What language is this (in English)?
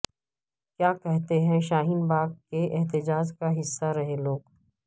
Urdu